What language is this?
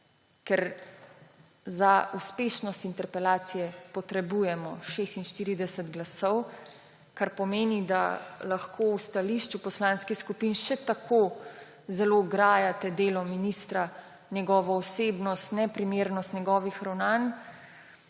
Slovenian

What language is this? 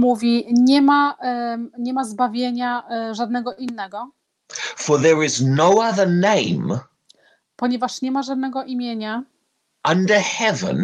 Polish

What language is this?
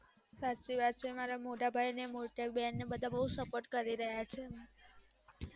Gujarati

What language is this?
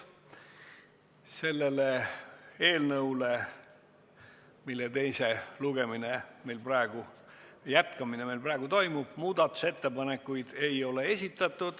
Estonian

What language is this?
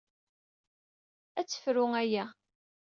Kabyle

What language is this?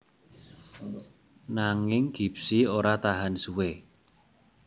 Javanese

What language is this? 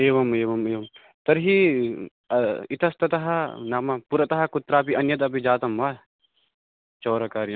Sanskrit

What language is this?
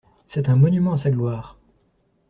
French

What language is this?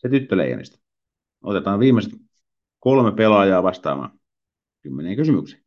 Finnish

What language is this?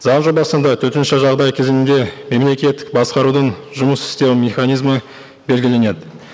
Kazakh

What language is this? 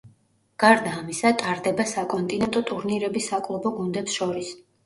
Georgian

